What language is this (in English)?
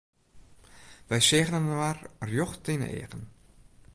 Western Frisian